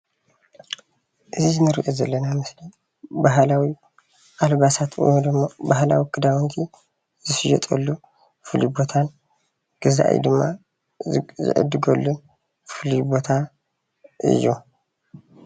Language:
Tigrinya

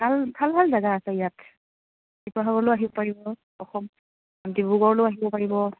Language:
Assamese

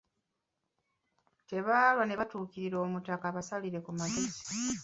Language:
Ganda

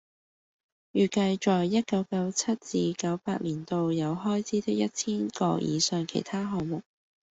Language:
Cantonese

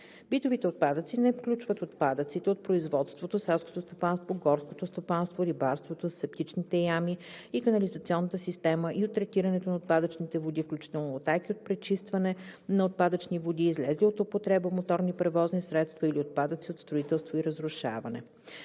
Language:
Bulgarian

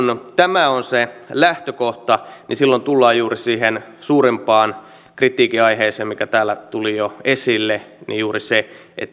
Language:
Finnish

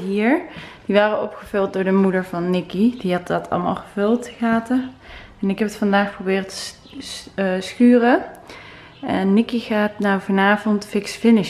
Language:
Dutch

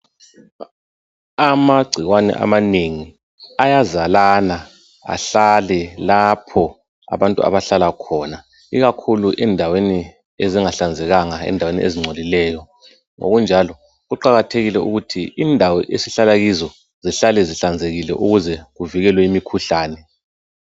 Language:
North Ndebele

